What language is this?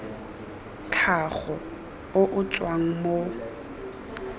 Tswana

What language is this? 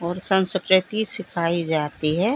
Hindi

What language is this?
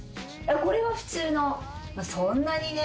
Japanese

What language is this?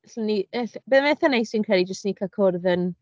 Welsh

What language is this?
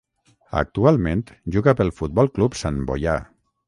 Catalan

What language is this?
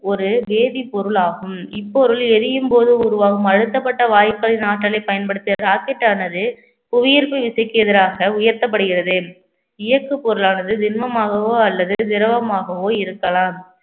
Tamil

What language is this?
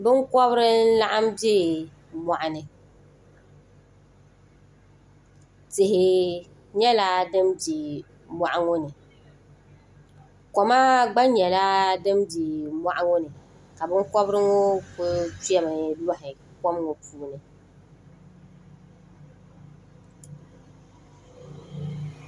Dagbani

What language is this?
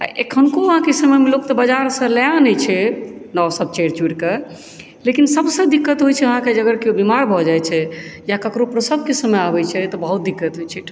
Maithili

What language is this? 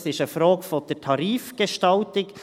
Swiss German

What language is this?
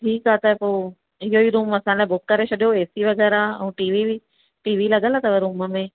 Sindhi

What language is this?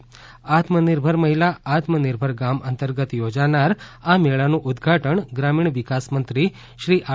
Gujarati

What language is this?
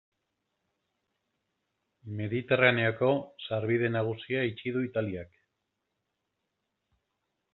Basque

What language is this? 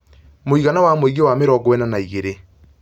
Kikuyu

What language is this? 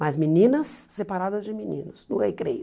Portuguese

